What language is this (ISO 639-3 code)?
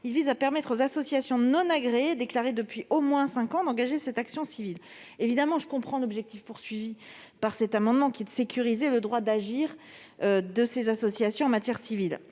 fra